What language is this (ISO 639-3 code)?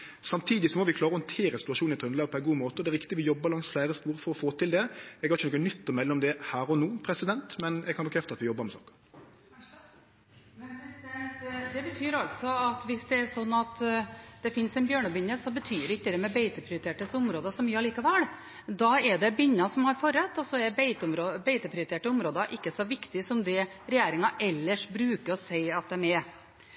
nor